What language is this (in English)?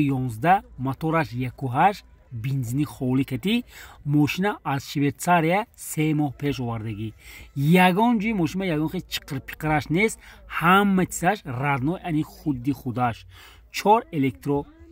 Turkish